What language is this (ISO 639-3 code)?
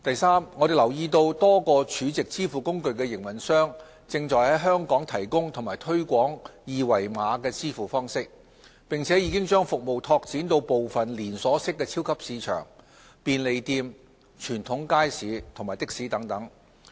yue